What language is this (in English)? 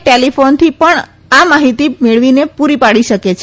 Gujarati